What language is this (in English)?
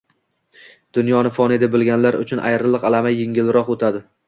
Uzbek